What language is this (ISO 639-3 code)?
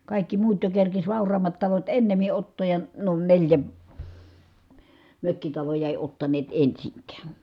fin